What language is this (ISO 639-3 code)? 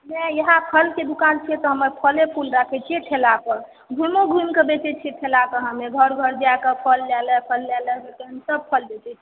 mai